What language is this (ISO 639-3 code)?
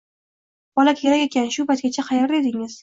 uzb